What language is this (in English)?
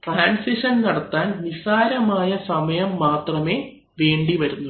Malayalam